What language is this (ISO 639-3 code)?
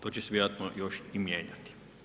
hrv